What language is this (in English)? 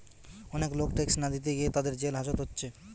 Bangla